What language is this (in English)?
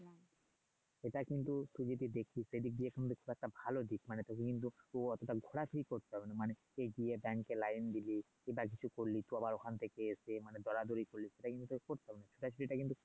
Bangla